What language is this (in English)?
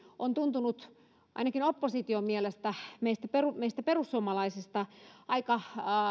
Finnish